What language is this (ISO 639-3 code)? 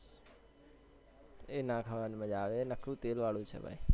guj